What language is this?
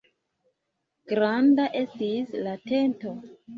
Esperanto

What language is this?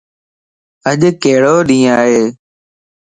Lasi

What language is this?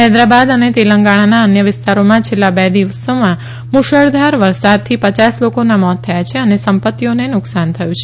Gujarati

